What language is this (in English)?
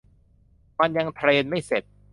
Thai